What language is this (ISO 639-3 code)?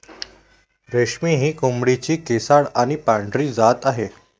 mar